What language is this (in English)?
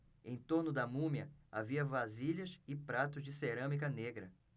Portuguese